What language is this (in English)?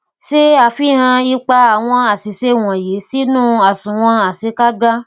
Yoruba